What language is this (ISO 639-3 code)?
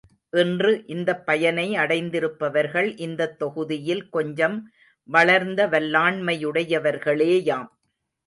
tam